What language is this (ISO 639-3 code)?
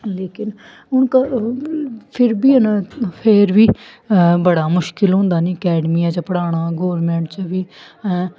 doi